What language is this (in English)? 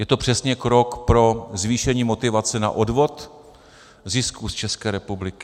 Czech